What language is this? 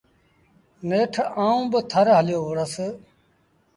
Sindhi Bhil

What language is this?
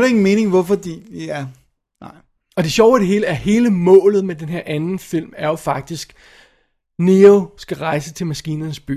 Danish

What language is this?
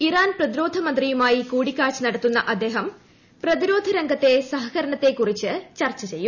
Malayalam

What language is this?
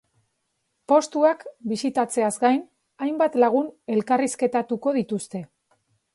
Basque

